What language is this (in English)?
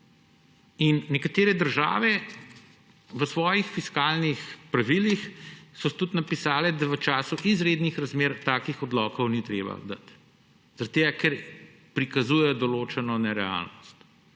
Slovenian